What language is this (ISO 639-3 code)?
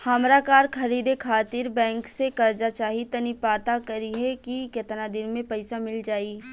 bho